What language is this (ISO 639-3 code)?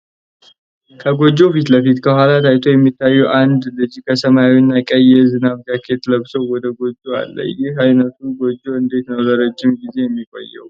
amh